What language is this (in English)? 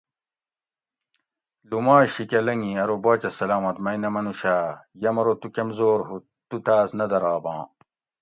Gawri